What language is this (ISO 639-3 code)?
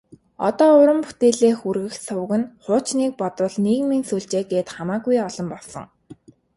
mon